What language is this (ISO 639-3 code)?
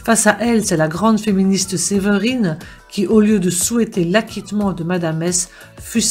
fra